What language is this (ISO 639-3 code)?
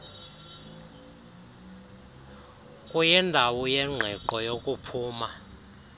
xho